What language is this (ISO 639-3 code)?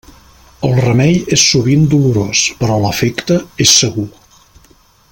cat